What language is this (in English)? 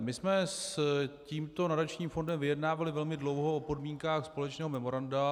Czech